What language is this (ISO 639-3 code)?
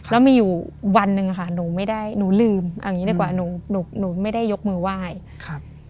tha